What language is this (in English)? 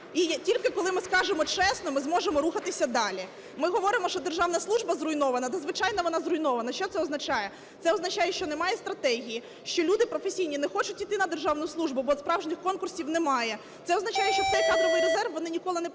Ukrainian